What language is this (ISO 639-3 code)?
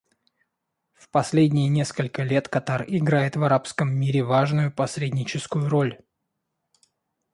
rus